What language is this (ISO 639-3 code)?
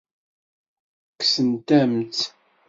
kab